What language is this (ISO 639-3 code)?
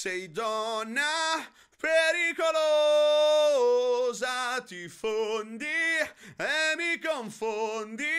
ita